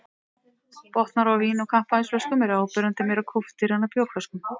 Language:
Icelandic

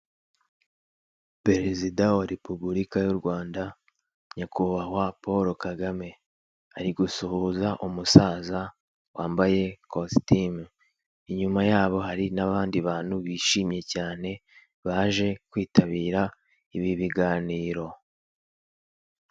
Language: Kinyarwanda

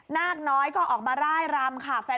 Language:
Thai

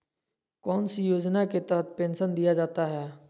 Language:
Magahi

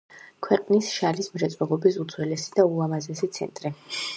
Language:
Georgian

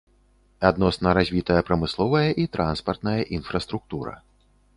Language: Belarusian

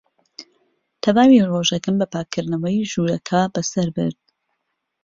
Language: Central Kurdish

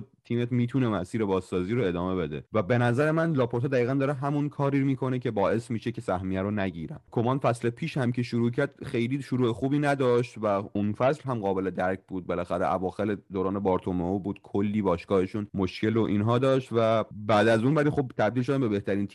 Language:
Persian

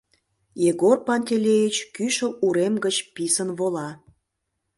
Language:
Mari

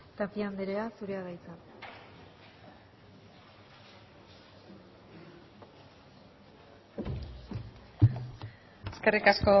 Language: Basque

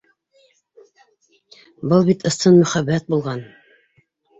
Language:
Bashkir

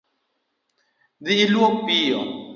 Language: Luo (Kenya and Tanzania)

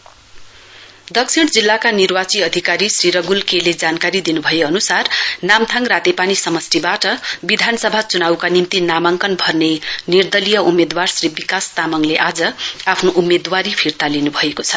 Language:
Nepali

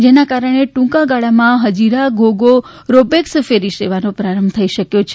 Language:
Gujarati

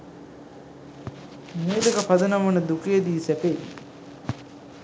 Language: Sinhala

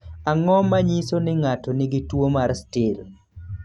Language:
Luo (Kenya and Tanzania)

